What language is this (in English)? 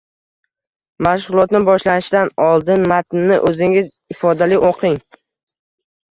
Uzbek